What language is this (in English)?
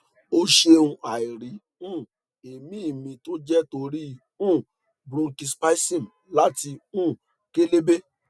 Yoruba